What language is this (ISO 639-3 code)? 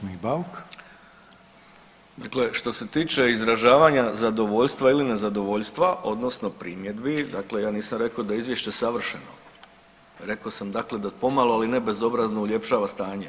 hrv